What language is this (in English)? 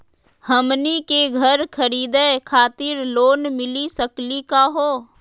Magahi